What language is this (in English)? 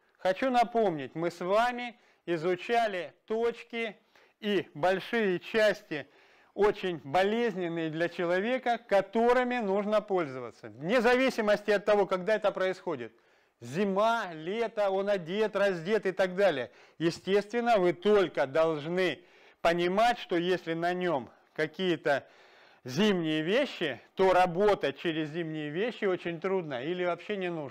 Russian